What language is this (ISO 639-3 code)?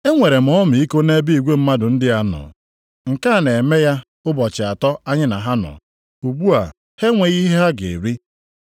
ibo